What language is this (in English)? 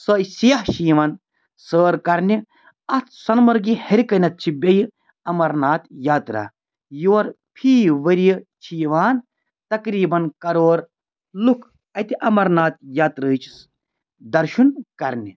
Kashmiri